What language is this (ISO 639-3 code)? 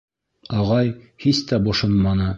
bak